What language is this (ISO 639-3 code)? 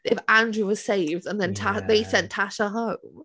cym